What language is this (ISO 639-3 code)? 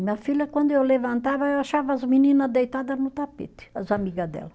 por